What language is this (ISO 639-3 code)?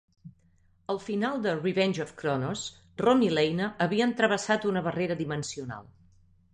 cat